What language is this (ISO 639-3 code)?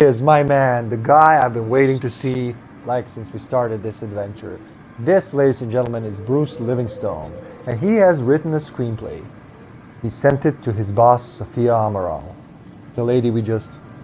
eng